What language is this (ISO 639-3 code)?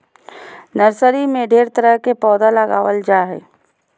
mag